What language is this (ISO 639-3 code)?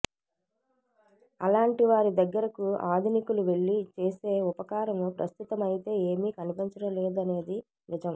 tel